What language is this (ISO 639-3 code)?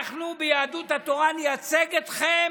heb